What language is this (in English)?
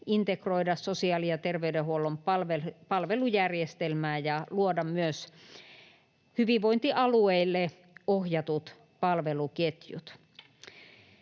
Finnish